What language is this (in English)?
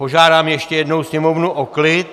Czech